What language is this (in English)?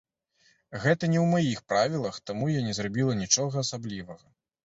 Belarusian